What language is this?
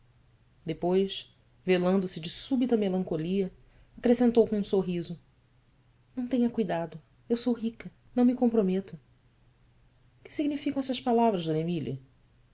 Portuguese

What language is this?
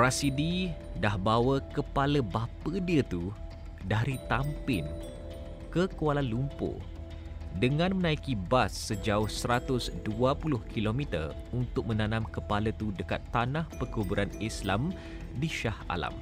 Malay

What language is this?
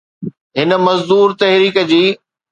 Sindhi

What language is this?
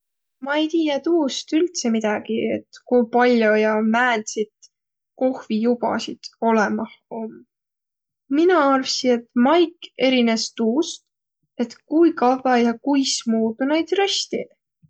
Võro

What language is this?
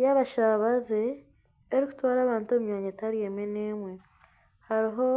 Nyankole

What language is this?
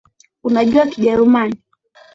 Swahili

